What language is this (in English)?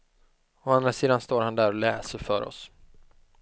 Swedish